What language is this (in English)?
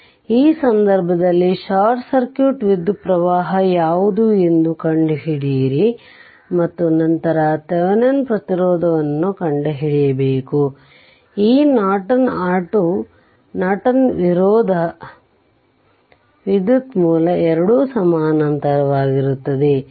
Kannada